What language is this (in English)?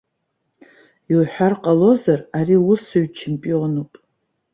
Abkhazian